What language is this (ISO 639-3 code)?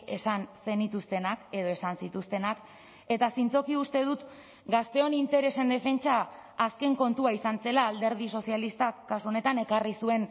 eus